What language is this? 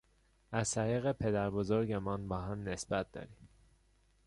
Persian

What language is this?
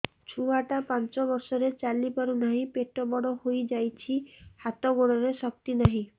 Odia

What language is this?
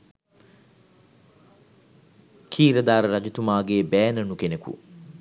Sinhala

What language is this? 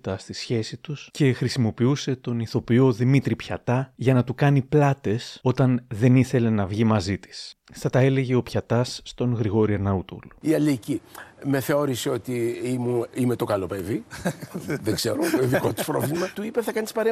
Greek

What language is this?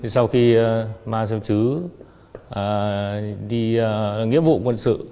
Vietnamese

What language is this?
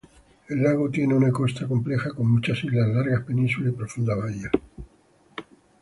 Spanish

